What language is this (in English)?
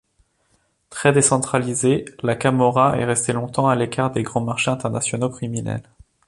French